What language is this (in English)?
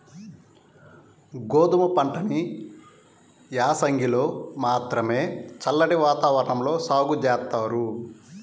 Telugu